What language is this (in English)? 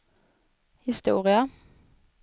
Swedish